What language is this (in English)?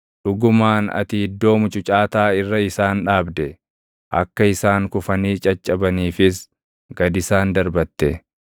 Oromo